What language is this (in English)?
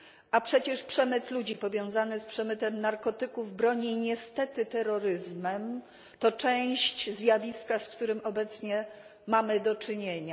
Polish